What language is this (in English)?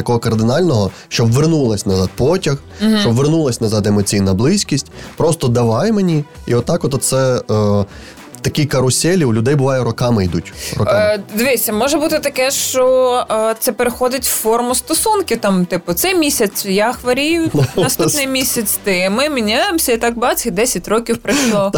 Ukrainian